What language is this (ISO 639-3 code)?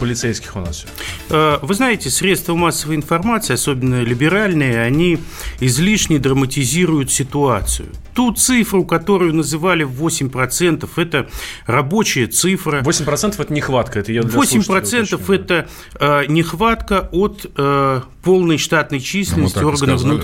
rus